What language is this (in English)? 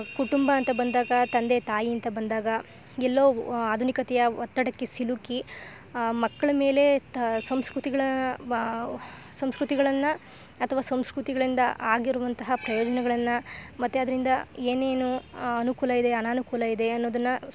Kannada